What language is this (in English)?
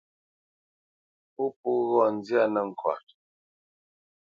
Bamenyam